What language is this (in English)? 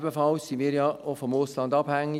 Swiss German